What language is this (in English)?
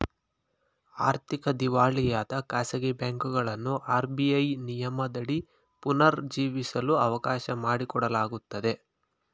Kannada